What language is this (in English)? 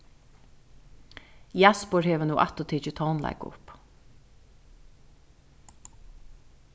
Faroese